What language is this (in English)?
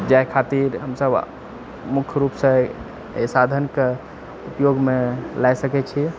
Maithili